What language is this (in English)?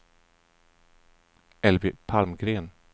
Swedish